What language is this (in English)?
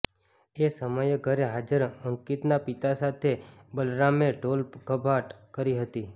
Gujarati